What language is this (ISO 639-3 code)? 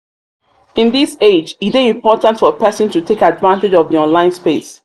pcm